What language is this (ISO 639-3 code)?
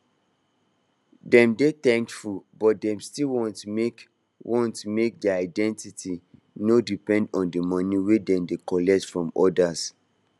pcm